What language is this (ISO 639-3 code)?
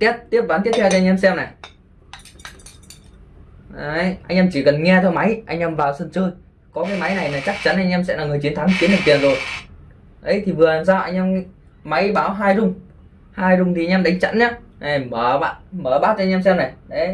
vie